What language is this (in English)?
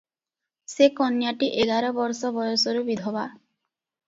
Odia